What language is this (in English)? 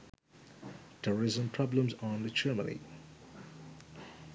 Sinhala